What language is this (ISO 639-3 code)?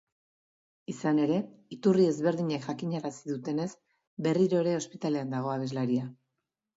eus